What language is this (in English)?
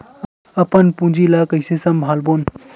Chhattisgarhi